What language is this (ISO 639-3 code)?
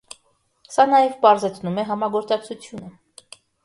hye